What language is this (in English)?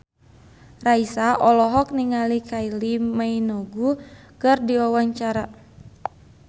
Sundanese